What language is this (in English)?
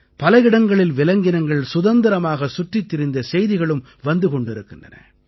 Tamil